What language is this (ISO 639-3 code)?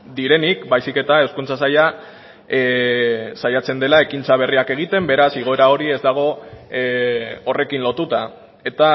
eus